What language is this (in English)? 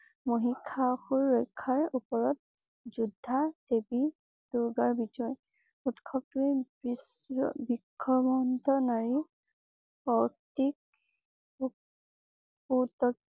Assamese